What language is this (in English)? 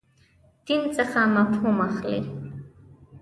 Pashto